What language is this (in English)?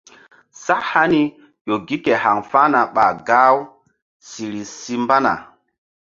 Mbum